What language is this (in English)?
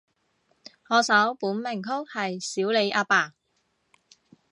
Cantonese